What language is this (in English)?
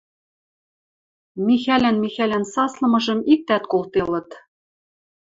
Western Mari